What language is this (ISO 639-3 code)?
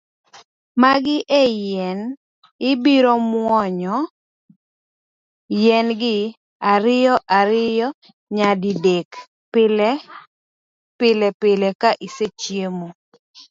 luo